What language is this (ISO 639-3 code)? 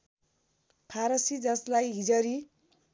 nep